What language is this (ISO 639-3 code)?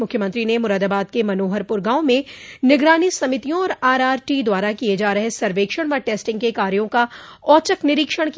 hin